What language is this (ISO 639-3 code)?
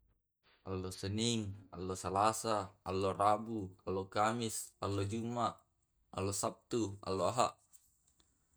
rob